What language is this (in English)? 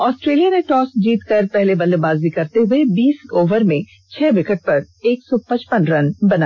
Hindi